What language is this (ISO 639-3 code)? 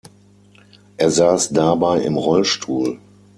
deu